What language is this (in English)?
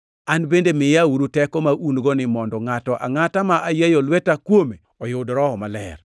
Luo (Kenya and Tanzania)